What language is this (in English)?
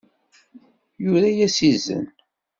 Kabyle